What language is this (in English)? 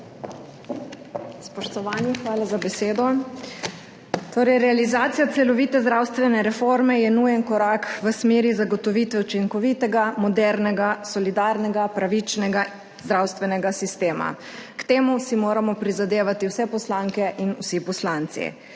Slovenian